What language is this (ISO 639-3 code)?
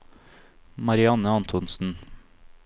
nor